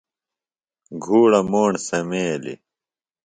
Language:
Phalura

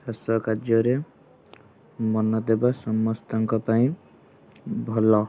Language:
Odia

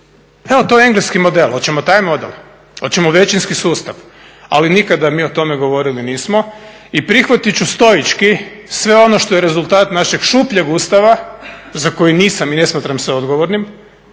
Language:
Croatian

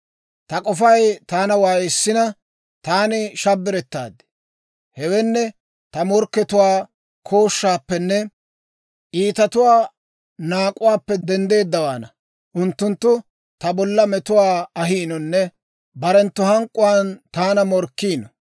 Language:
Dawro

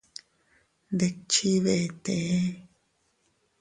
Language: Teutila Cuicatec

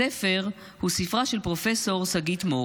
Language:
Hebrew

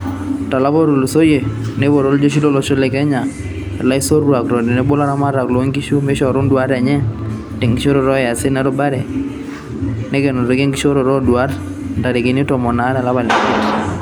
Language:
Masai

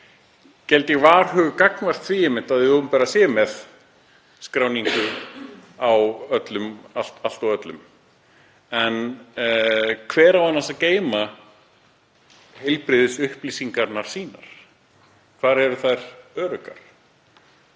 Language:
Icelandic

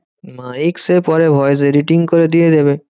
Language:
Bangla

